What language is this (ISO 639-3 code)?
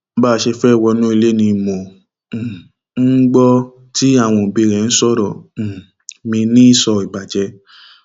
yor